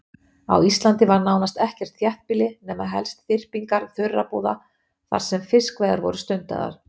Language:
Icelandic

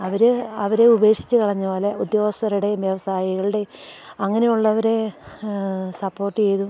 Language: Malayalam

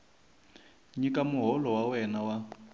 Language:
Tsonga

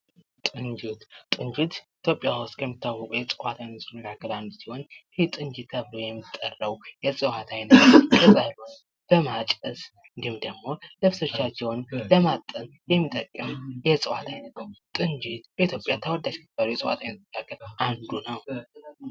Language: Amharic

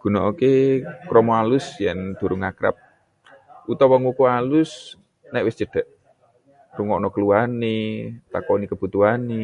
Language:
Javanese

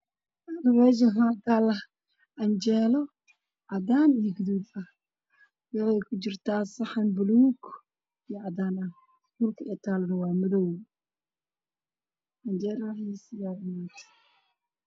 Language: Somali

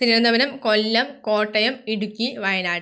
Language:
Malayalam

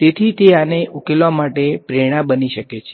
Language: Gujarati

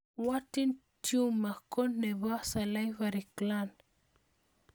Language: Kalenjin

